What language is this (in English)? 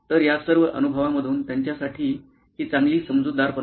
Marathi